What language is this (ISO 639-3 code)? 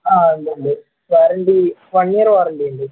mal